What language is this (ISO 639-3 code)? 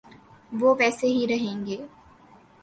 urd